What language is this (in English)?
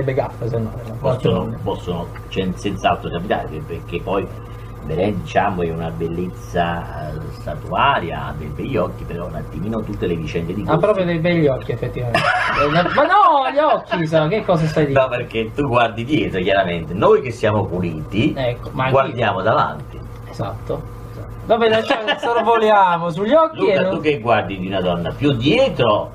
Italian